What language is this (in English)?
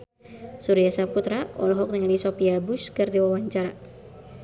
Sundanese